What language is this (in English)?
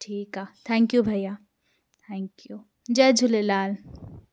Sindhi